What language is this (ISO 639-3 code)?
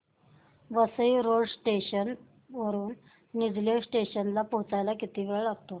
mar